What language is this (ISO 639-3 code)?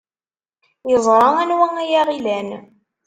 kab